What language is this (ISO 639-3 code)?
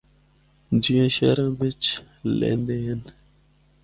hno